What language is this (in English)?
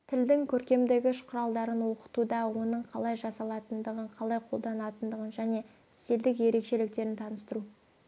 Kazakh